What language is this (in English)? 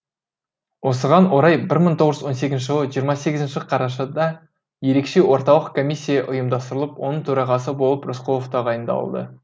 Kazakh